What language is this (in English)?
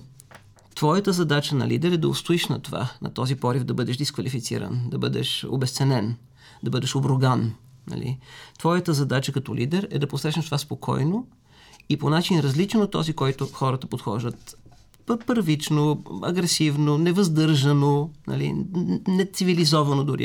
Bulgarian